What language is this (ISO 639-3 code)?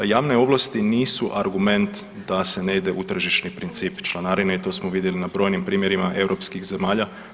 hrv